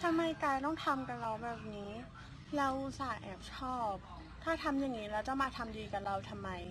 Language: Thai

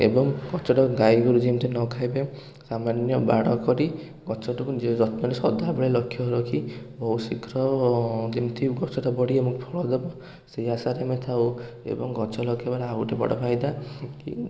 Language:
Odia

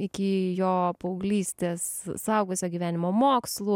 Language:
Lithuanian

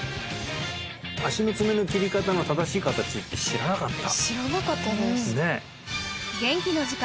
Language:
Japanese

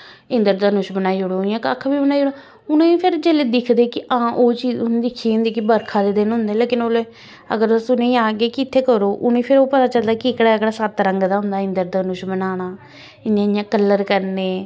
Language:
Dogri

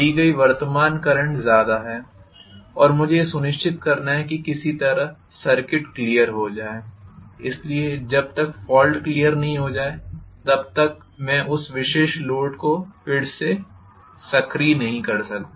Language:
Hindi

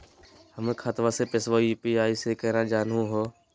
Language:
Magahi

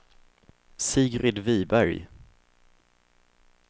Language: Swedish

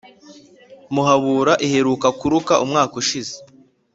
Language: Kinyarwanda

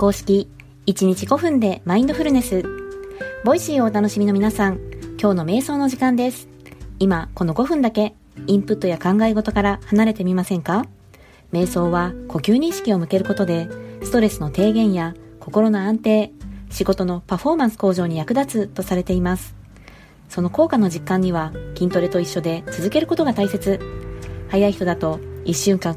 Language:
Japanese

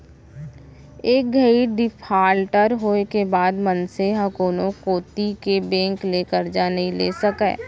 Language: Chhattisgarhi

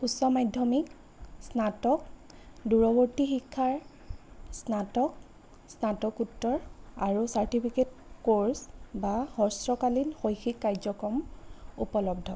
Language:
Assamese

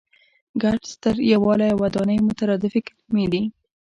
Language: Pashto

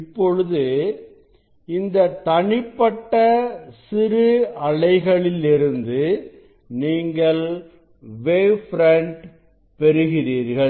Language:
Tamil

